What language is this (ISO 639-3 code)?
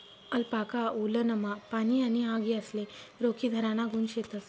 mar